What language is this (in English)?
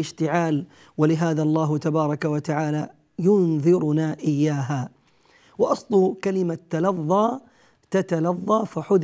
Arabic